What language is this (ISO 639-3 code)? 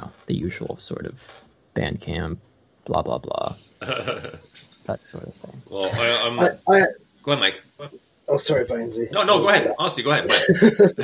eng